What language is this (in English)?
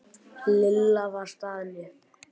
Icelandic